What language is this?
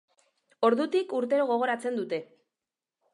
Basque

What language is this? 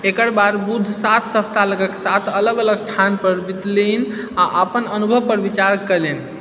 Maithili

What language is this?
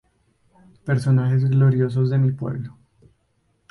Spanish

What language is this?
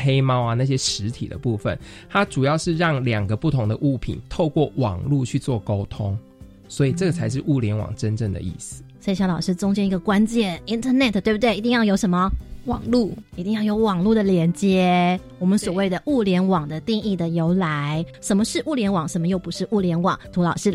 Chinese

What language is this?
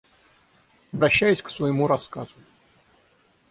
Russian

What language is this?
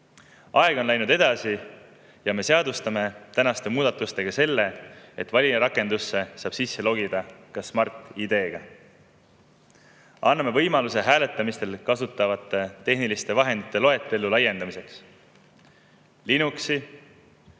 Estonian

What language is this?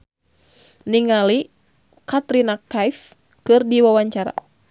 Sundanese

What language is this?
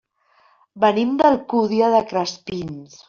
Catalan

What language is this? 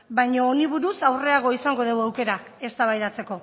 Basque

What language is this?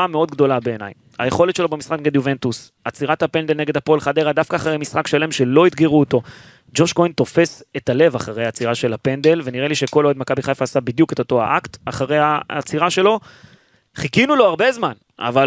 Hebrew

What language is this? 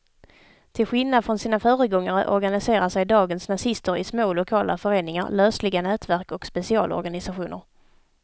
Swedish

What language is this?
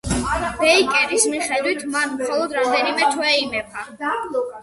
Georgian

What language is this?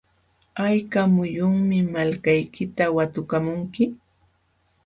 Jauja Wanca Quechua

